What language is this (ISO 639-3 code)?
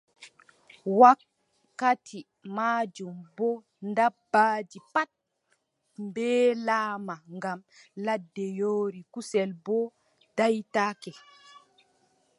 fub